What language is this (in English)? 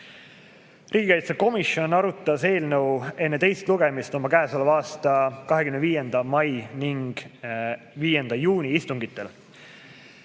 Estonian